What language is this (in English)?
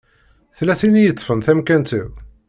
Kabyle